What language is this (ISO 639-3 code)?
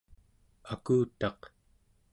esu